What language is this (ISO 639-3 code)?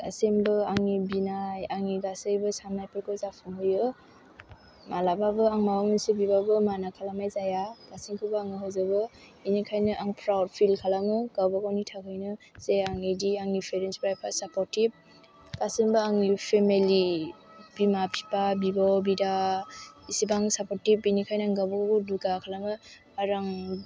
brx